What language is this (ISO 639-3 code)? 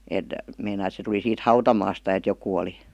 fin